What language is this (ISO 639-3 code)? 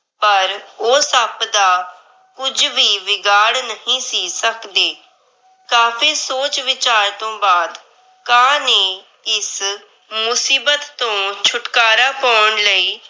pan